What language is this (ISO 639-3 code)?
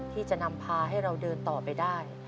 tha